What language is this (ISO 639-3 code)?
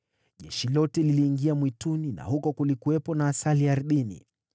swa